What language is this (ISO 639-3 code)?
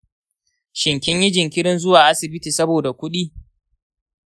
hau